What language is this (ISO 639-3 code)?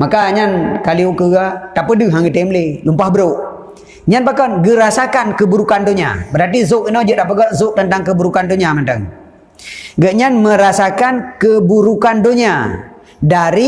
msa